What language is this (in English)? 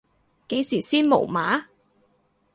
Cantonese